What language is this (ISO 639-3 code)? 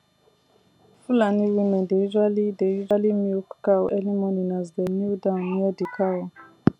pcm